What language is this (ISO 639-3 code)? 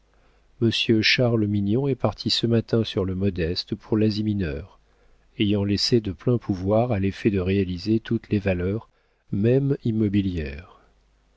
fra